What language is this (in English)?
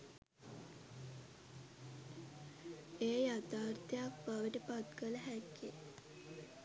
Sinhala